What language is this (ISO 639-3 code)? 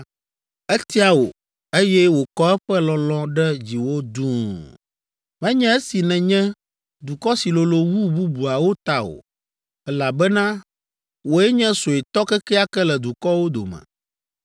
ewe